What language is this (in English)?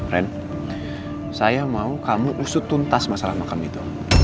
Indonesian